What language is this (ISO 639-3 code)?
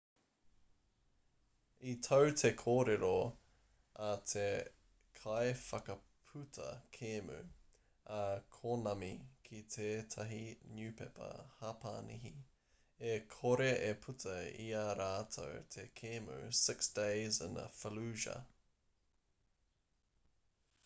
mri